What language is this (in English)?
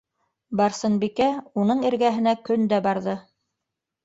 Bashkir